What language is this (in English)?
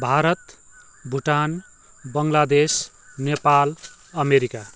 Nepali